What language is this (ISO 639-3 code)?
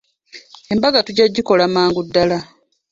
lug